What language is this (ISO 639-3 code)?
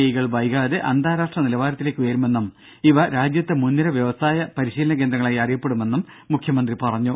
mal